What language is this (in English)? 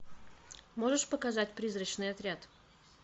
Russian